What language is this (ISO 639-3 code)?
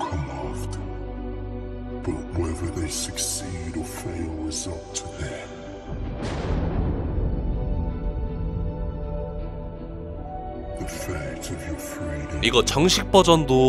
kor